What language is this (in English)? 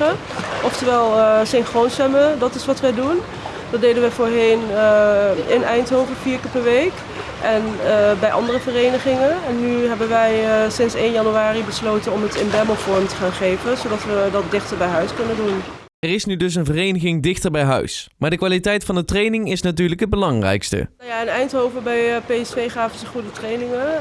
Dutch